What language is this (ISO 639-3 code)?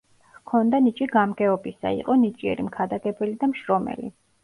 kat